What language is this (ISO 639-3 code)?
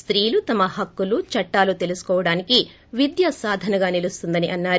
tel